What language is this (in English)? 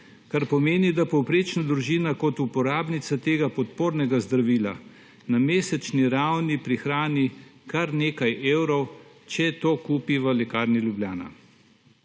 Slovenian